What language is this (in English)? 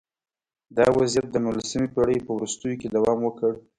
Pashto